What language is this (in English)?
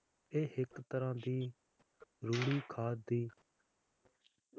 Punjabi